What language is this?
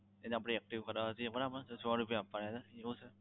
Gujarati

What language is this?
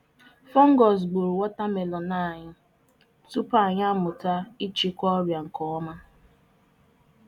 Igbo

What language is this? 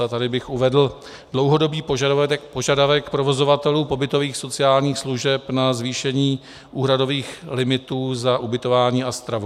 Czech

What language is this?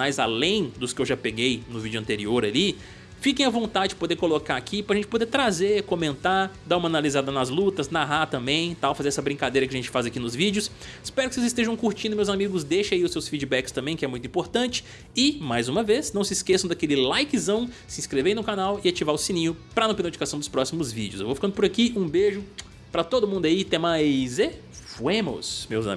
Portuguese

